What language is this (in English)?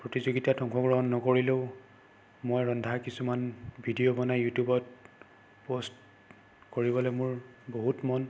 Assamese